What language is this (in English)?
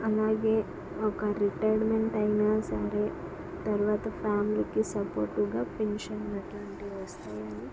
Telugu